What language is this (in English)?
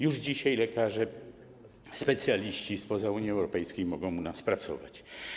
Polish